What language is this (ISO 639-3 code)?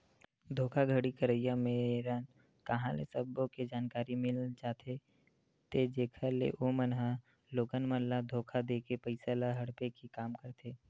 hne